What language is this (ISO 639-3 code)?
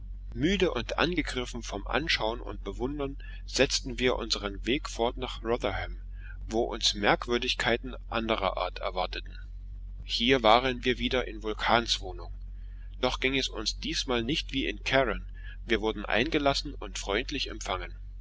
deu